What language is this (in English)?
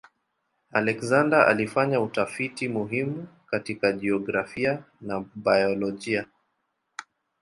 Swahili